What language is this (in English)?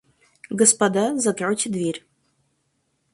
Russian